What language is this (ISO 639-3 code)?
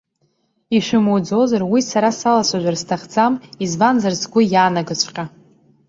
abk